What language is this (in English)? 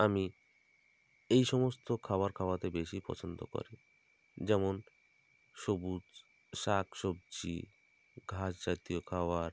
Bangla